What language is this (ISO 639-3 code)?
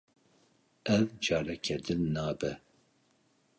kur